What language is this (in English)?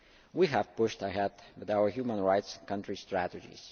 English